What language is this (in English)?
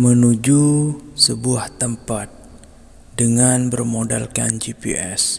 Indonesian